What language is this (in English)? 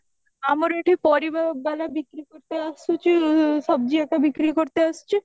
Odia